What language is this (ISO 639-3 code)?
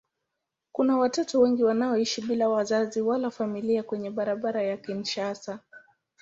swa